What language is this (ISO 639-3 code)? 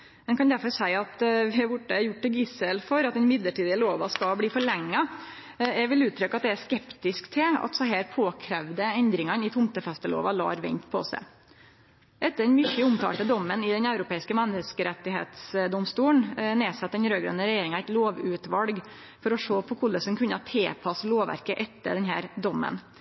nno